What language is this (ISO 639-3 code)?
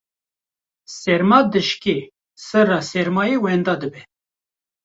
kur